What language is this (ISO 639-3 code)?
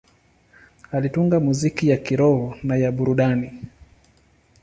swa